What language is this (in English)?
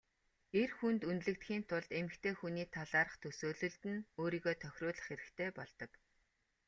Mongolian